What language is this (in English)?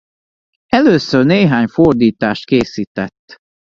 Hungarian